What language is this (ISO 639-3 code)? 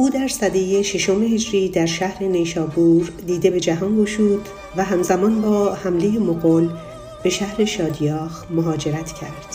fas